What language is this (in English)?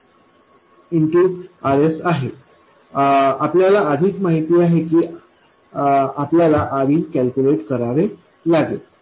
Marathi